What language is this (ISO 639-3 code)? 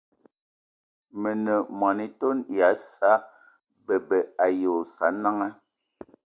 eto